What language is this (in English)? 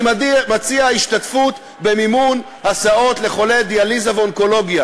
Hebrew